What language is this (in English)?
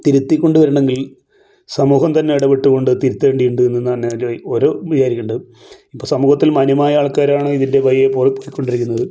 Malayalam